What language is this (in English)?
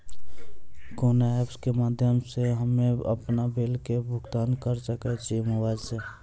Maithili